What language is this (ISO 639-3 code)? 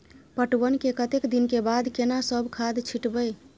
mai